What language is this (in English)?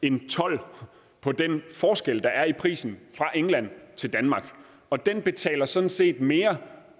Danish